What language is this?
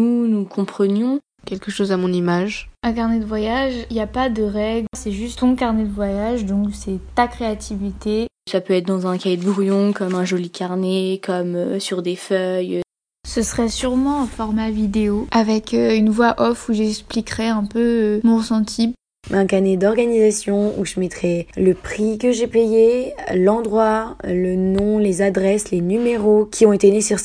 French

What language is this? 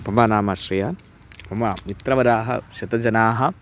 Sanskrit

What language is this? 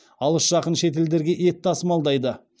Kazakh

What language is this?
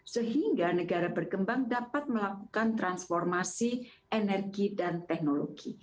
Indonesian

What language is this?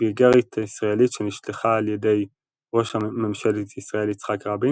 Hebrew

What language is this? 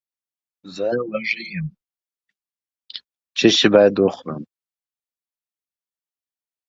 English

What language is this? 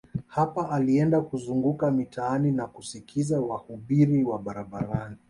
Swahili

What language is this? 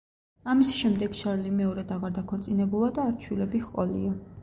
Georgian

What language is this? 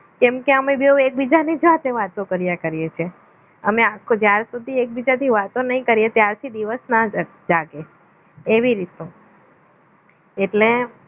Gujarati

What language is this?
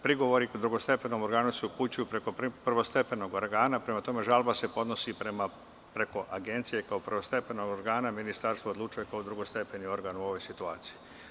Serbian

